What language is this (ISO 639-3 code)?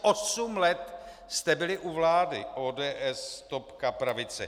ces